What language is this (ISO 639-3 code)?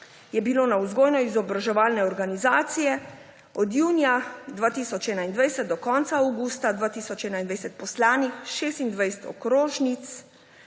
slv